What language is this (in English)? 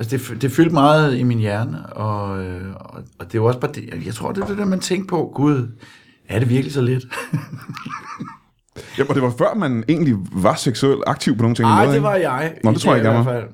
Danish